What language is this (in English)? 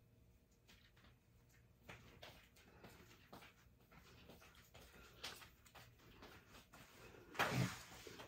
Filipino